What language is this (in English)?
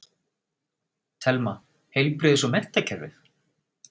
Icelandic